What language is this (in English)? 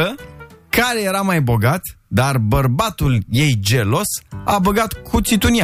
Romanian